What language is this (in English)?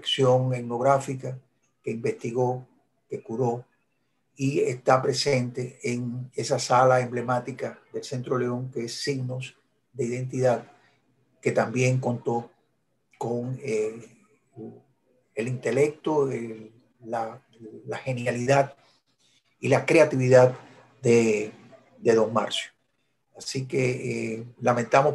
Spanish